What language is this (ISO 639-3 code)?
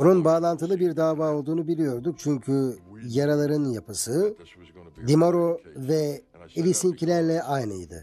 tur